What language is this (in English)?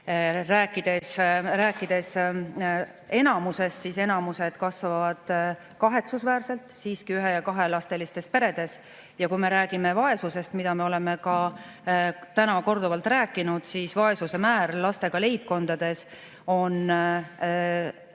Estonian